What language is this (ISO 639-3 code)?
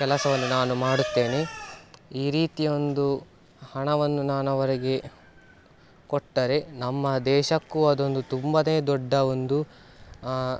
kan